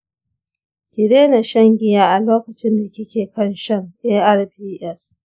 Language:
Hausa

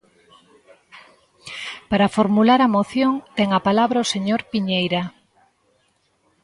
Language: Galician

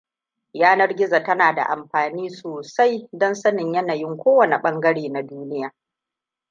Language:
Hausa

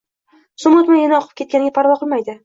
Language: Uzbek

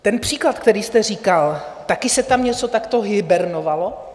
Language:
Czech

